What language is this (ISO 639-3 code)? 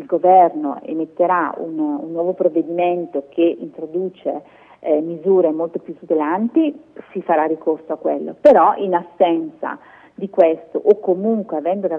ita